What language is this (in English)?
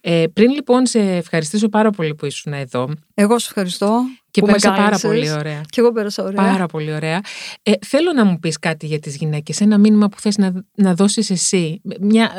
Greek